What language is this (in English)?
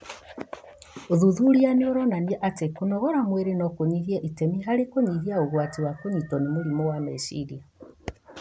Kikuyu